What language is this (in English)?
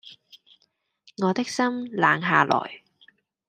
Cantonese